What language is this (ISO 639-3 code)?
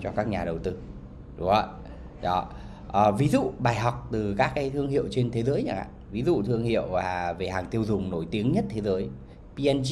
vie